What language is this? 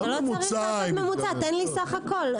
Hebrew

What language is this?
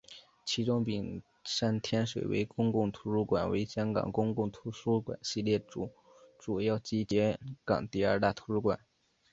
Chinese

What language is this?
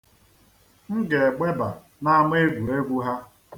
Igbo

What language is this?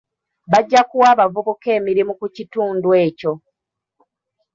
Ganda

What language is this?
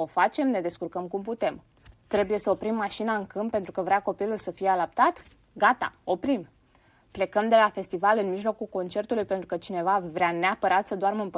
Romanian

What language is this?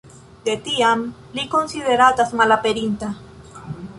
Esperanto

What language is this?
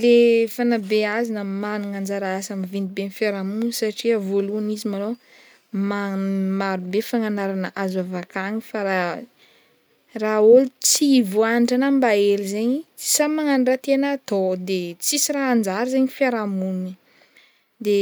Northern Betsimisaraka Malagasy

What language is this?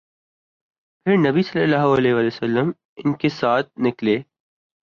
Urdu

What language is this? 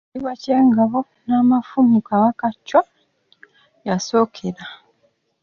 Ganda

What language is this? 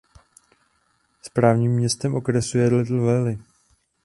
Czech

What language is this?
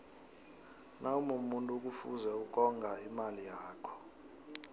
South Ndebele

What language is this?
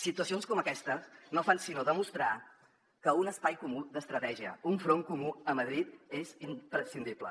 Catalan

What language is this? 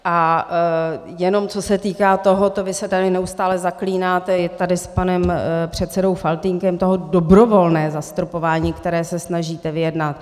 Czech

